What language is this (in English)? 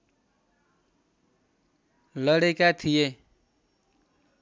Nepali